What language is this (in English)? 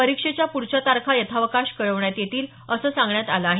Marathi